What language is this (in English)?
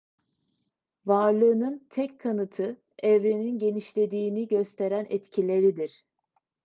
Turkish